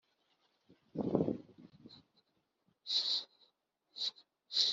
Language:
Kinyarwanda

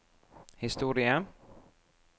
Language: Norwegian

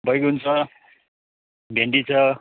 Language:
Nepali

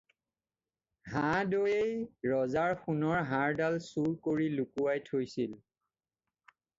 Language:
Assamese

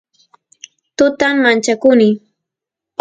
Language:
Santiago del Estero Quichua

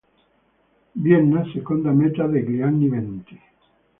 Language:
Italian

